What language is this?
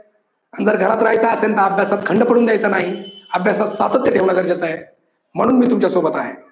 Marathi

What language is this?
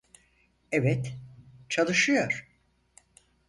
Turkish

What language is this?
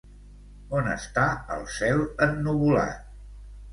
Catalan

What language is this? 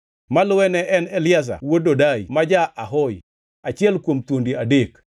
Luo (Kenya and Tanzania)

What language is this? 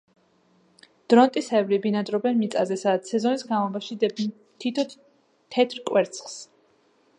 Georgian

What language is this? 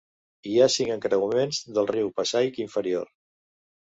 Catalan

